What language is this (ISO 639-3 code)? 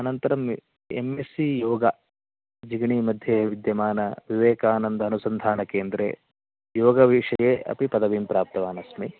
san